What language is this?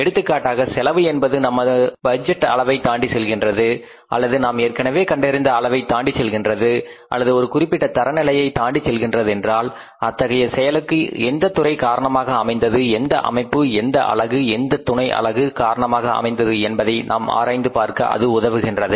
Tamil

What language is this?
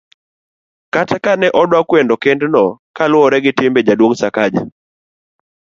Luo (Kenya and Tanzania)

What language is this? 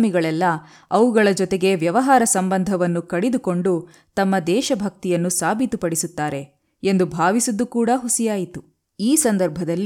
Kannada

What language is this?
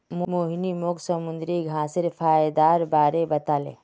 Magahi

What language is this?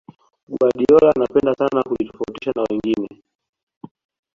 Swahili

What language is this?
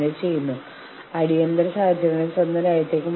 Malayalam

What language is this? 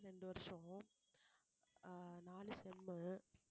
Tamil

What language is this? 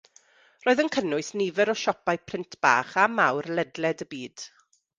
Welsh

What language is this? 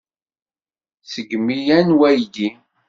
Kabyle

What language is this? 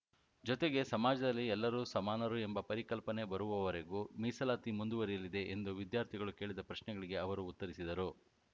Kannada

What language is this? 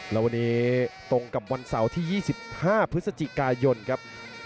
Thai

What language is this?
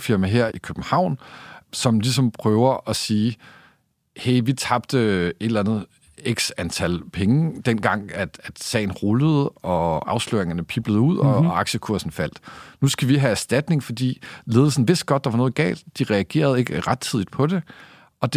Danish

